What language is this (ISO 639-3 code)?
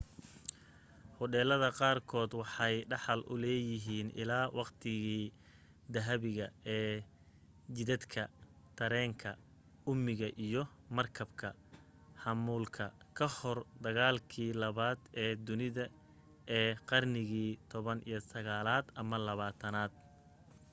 som